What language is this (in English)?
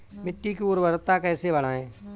Hindi